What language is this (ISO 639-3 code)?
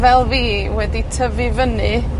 cym